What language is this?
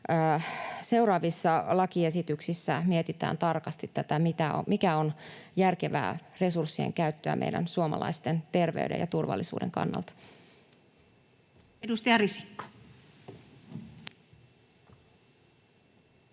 Finnish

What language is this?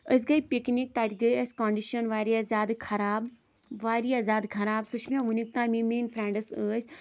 Kashmiri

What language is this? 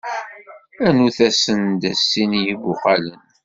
Kabyle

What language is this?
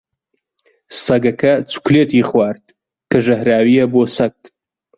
Central Kurdish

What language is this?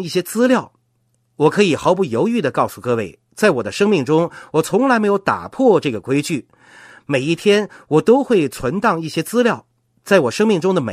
Chinese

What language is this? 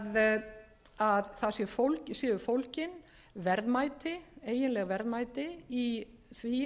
Icelandic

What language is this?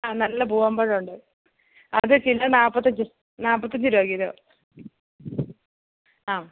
Malayalam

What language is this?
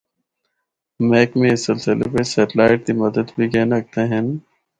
Northern Hindko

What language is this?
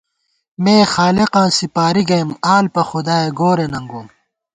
Gawar-Bati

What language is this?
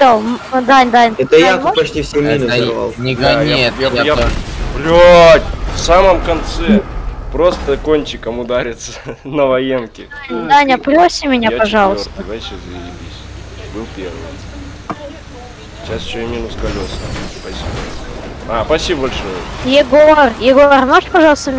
Russian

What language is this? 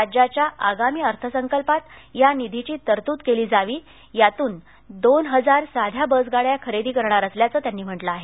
Marathi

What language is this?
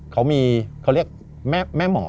Thai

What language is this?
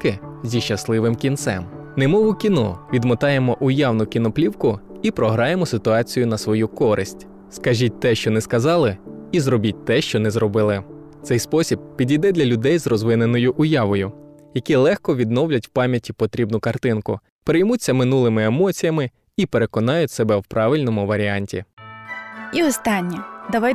Ukrainian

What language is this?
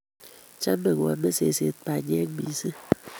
Kalenjin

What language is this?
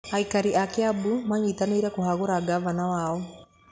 Kikuyu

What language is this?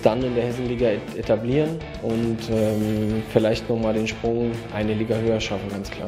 German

